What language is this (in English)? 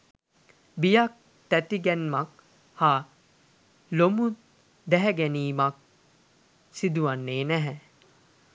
Sinhala